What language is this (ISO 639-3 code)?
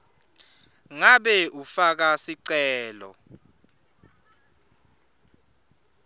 ssw